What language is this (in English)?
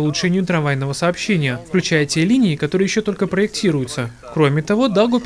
Russian